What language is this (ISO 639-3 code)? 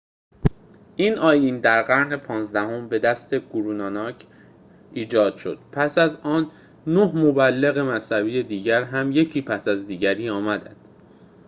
fas